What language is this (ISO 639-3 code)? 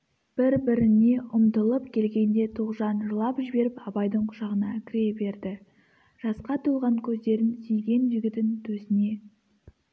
kaz